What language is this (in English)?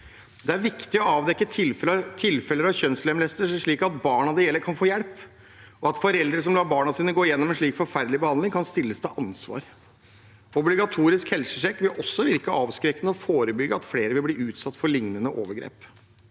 Norwegian